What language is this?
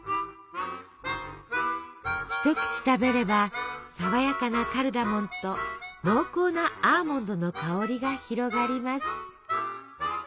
Japanese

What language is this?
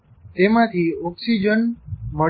Gujarati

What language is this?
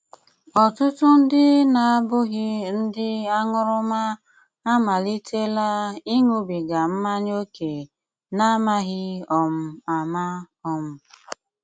Igbo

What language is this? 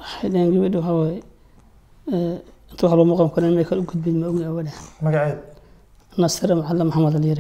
Arabic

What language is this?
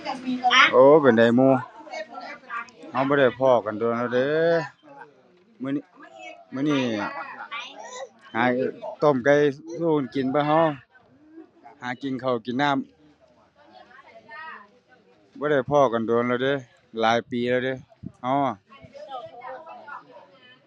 Thai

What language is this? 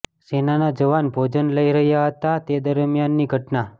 Gujarati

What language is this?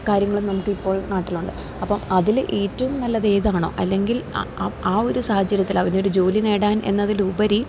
Malayalam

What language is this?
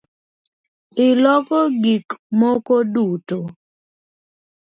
Luo (Kenya and Tanzania)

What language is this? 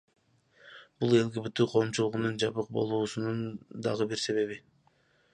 Kyrgyz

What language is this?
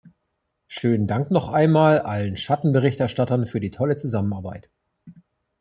German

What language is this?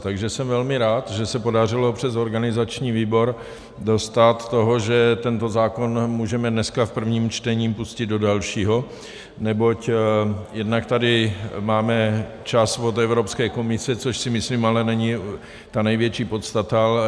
Czech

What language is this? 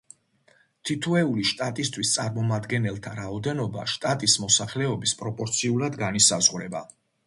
Georgian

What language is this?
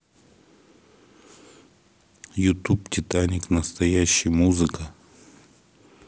Russian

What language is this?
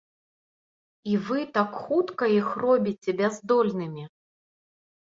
Belarusian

